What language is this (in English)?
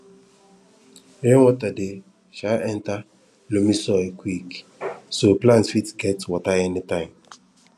Nigerian Pidgin